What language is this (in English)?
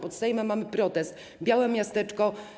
Polish